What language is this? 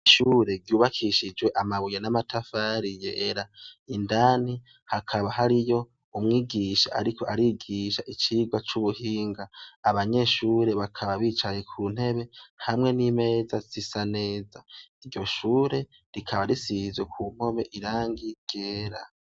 Rundi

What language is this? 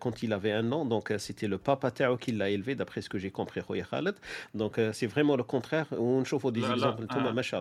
Arabic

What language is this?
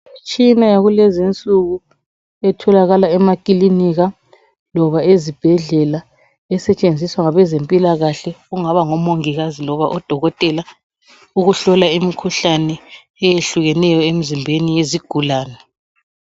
North Ndebele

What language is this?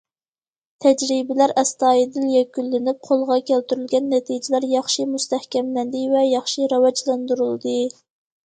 Uyghur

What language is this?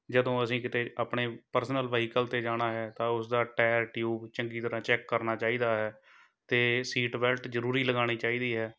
Punjabi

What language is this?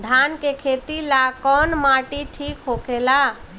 Bhojpuri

